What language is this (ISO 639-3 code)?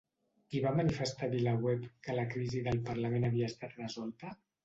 cat